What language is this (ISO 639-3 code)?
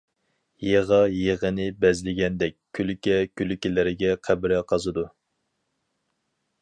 uig